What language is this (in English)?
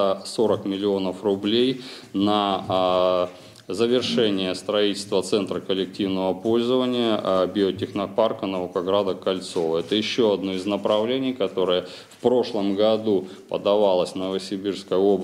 Russian